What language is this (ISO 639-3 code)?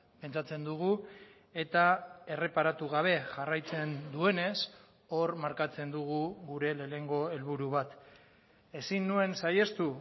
eus